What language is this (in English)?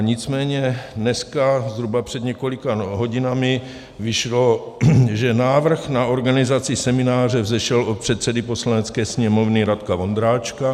Czech